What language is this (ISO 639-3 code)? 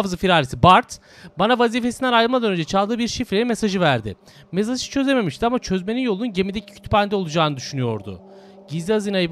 tur